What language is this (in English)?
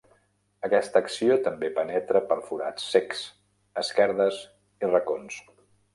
Catalan